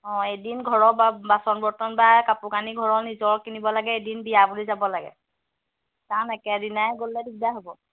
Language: Assamese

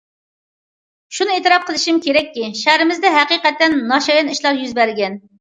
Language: Uyghur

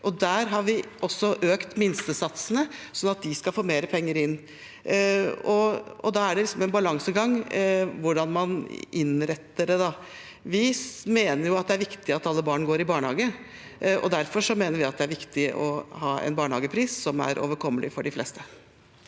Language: Norwegian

